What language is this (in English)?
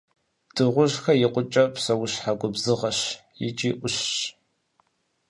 Kabardian